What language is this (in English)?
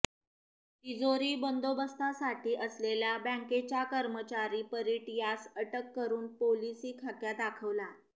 Marathi